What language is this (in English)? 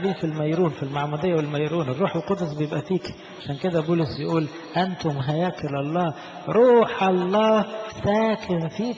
Arabic